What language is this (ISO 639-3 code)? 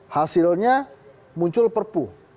ind